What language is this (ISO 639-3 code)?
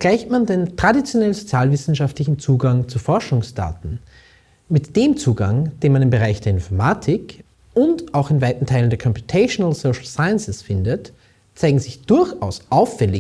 deu